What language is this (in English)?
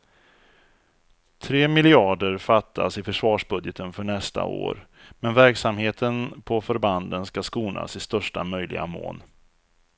Swedish